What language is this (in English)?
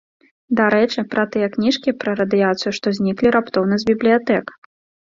Belarusian